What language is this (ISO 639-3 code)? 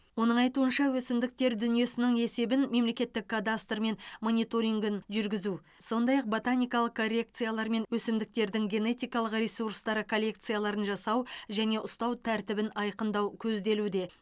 kaz